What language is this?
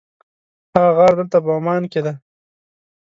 Pashto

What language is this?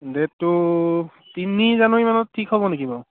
Assamese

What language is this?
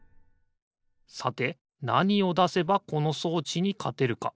Japanese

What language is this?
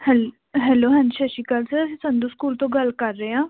Punjabi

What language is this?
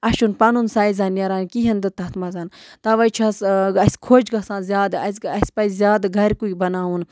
Kashmiri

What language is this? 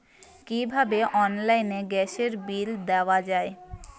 Bangla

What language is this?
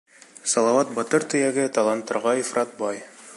Bashkir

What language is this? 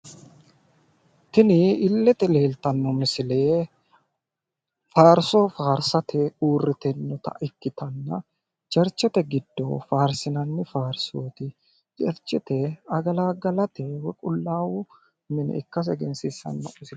Sidamo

